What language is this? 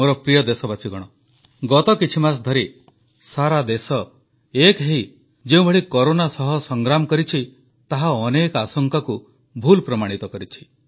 Odia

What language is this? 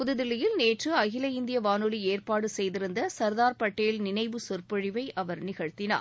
Tamil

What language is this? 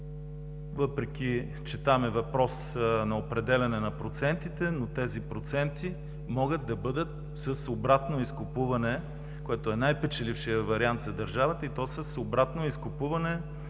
Bulgarian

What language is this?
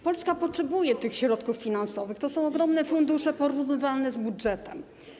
Polish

